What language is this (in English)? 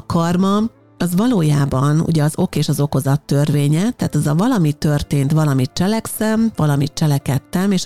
Hungarian